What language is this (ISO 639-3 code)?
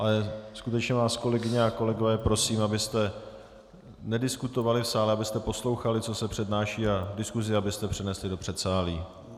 ces